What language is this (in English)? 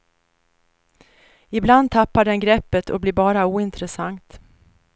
Swedish